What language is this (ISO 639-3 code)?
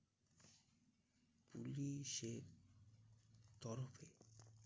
ben